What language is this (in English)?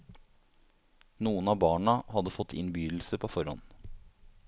Norwegian